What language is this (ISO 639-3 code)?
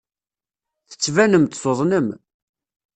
kab